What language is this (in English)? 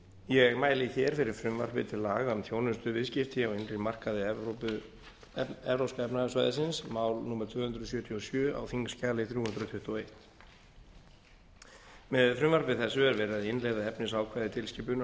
Icelandic